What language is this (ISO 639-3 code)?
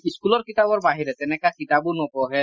asm